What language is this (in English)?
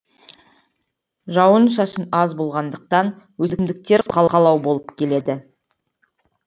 Kazakh